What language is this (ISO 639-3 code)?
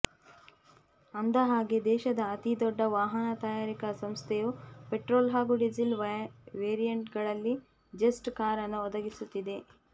kan